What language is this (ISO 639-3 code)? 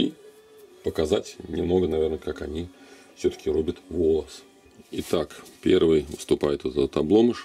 rus